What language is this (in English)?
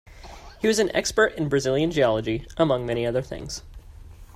English